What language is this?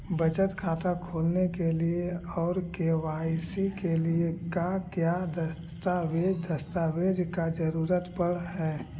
Magahi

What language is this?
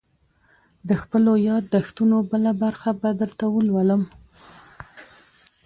Pashto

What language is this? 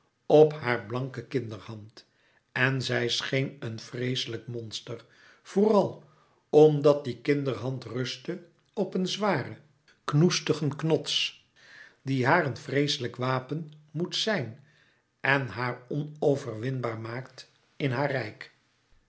Dutch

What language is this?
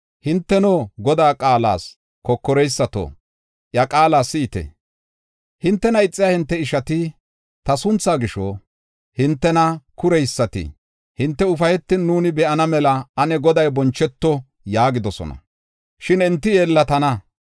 Gofa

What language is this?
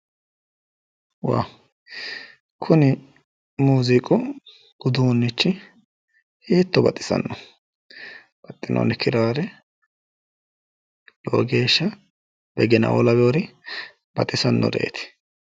Sidamo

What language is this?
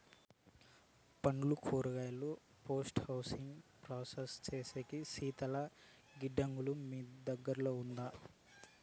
Telugu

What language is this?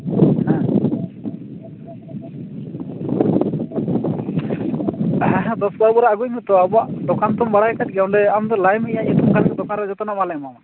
Santali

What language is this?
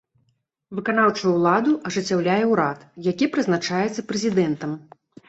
Belarusian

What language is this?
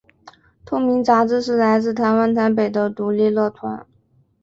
Chinese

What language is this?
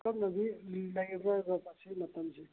Manipuri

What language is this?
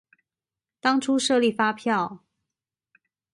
Chinese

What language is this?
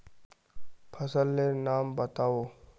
Magahi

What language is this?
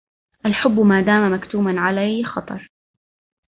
Arabic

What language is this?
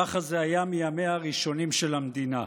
Hebrew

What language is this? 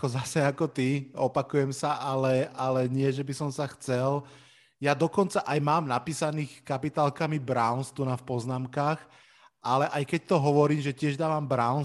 Slovak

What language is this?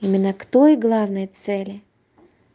Russian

